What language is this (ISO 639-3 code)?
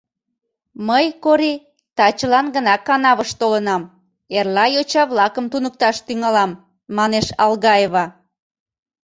chm